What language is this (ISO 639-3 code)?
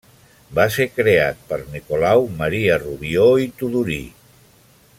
cat